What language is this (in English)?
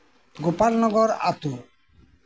Santali